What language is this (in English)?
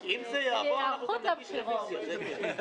Hebrew